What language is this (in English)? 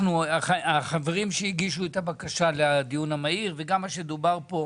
Hebrew